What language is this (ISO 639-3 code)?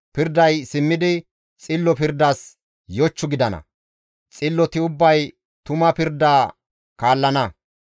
gmv